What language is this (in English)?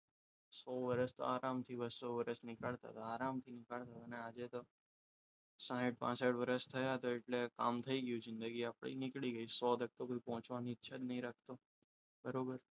Gujarati